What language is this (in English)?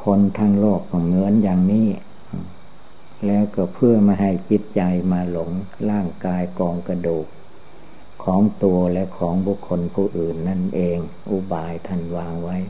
Thai